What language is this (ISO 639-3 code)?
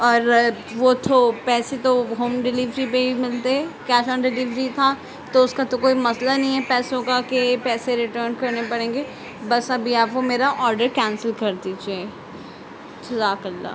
urd